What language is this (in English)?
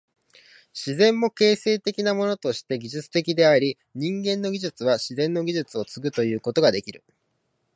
Japanese